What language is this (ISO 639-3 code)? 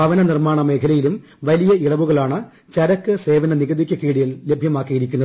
mal